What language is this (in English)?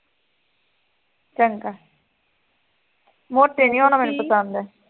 Punjabi